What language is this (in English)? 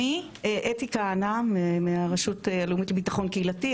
Hebrew